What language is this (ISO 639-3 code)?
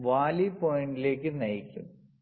mal